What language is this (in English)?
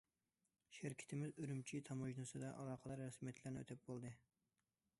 Uyghur